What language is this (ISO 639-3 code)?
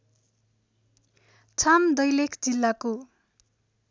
nep